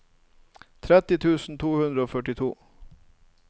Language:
Norwegian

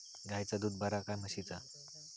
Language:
Marathi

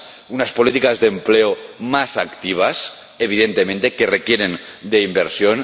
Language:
Spanish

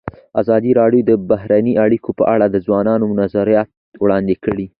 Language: Pashto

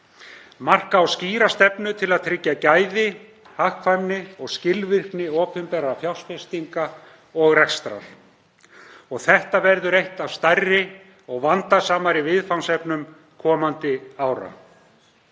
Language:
Icelandic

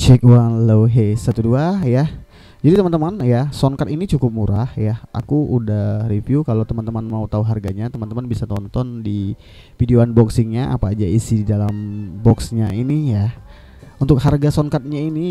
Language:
Indonesian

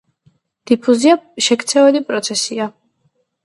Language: Georgian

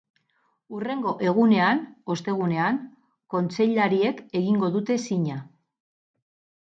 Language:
Basque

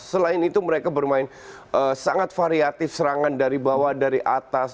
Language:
Indonesian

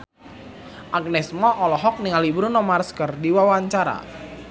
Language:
Sundanese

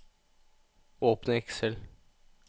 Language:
Norwegian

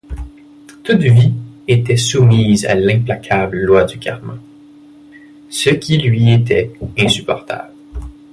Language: French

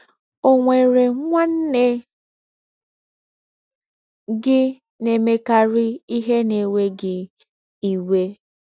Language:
Igbo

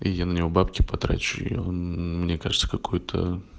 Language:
Russian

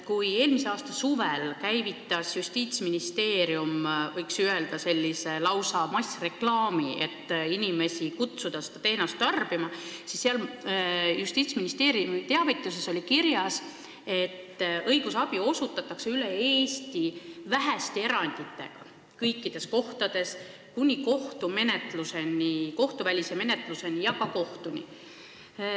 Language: Estonian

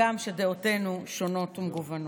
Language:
Hebrew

